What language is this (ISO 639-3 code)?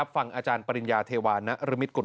tha